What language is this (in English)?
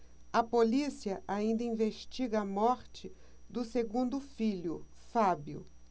Portuguese